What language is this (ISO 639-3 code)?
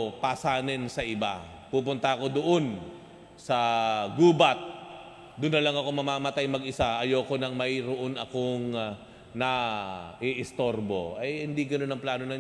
fil